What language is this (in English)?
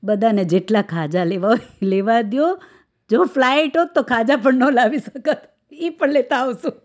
Gujarati